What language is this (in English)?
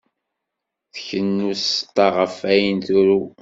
Kabyle